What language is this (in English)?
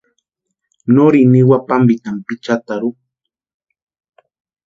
Western Highland Purepecha